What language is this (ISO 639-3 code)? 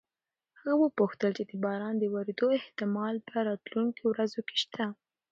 pus